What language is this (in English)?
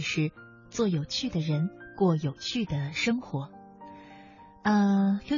Chinese